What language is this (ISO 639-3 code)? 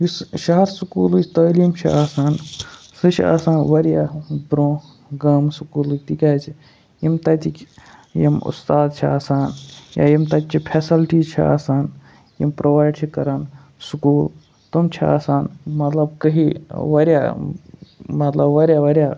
kas